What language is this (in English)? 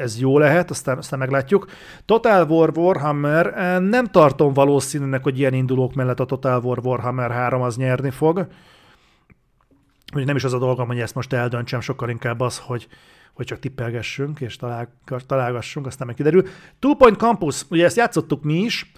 Hungarian